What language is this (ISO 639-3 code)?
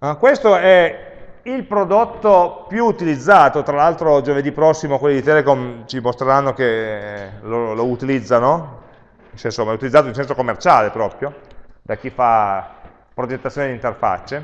ita